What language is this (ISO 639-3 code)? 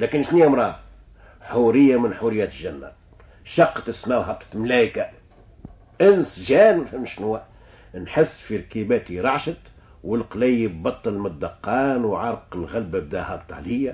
ara